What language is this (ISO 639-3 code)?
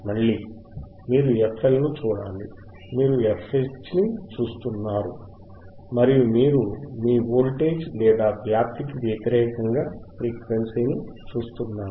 tel